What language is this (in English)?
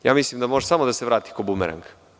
Serbian